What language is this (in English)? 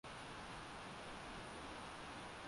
Swahili